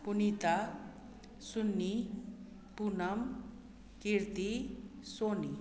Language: Maithili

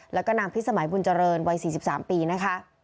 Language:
Thai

